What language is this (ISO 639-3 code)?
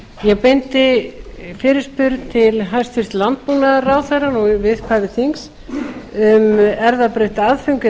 isl